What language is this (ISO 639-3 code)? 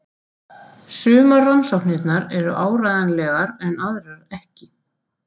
isl